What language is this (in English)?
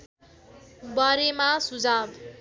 Nepali